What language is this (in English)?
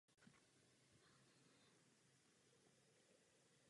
Czech